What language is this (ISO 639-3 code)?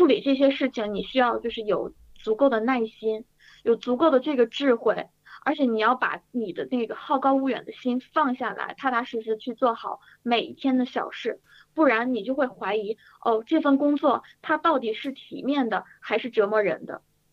zho